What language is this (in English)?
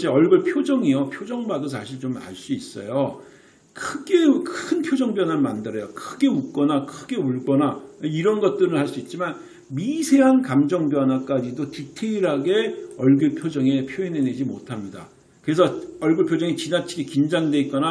Korean